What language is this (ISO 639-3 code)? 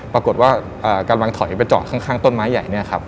tha